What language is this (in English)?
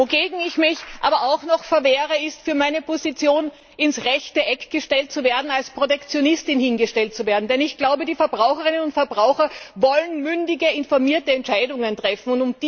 German